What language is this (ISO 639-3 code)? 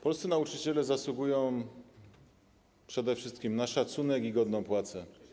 pol